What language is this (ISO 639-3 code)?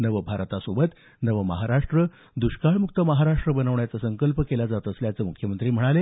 mar